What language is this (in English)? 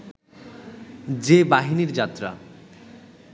Bangla